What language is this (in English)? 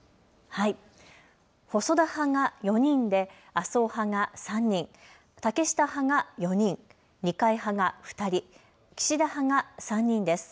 Japanese